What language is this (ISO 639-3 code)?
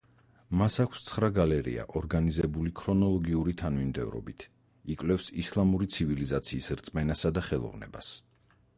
kat